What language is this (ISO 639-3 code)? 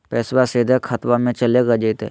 mag